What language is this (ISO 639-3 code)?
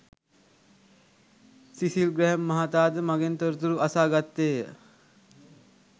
sin